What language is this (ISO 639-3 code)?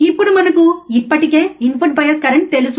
tel